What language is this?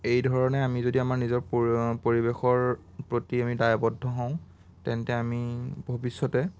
Assamese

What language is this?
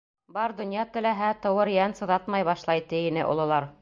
Bashkir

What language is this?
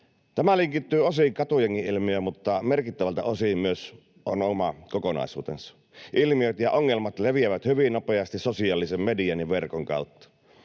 Finnish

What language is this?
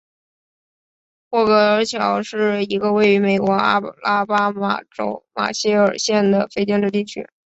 Chinese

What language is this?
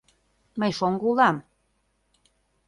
Mari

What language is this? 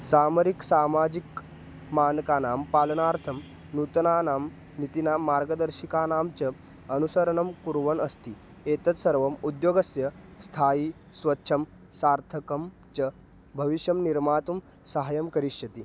Sanskrit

